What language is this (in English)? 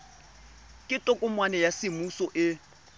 Tswana